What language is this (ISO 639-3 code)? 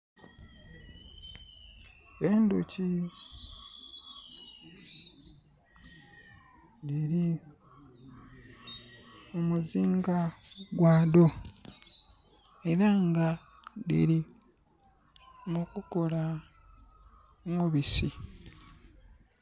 xog